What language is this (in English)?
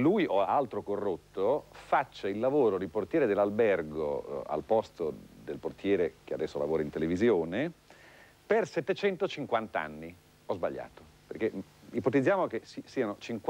Italian